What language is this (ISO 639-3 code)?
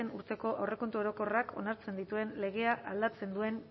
eus